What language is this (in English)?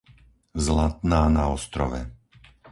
Slovak